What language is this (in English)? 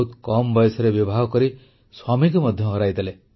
Odia